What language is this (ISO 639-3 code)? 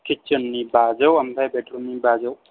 brx